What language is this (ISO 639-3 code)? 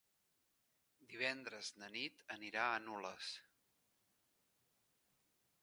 cat